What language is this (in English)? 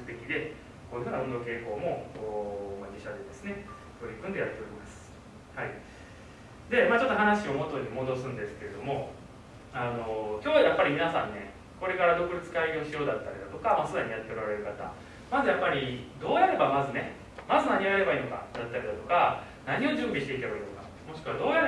Japanese